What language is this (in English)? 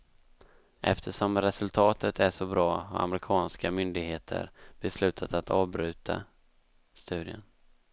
Swedish